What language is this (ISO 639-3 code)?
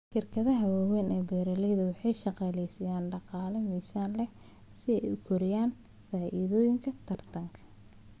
som